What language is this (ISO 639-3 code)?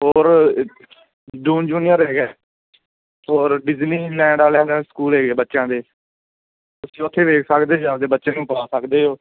pan